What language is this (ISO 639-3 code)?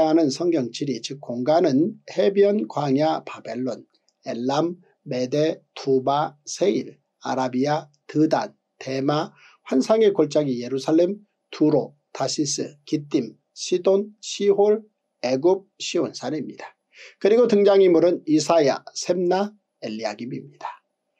kor